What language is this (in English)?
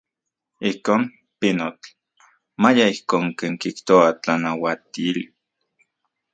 Central Puebla Nahuatl